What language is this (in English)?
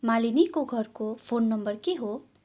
Nepali